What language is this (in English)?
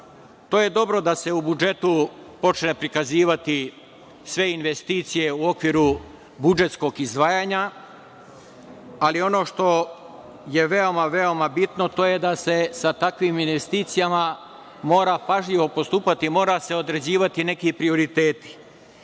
Serbian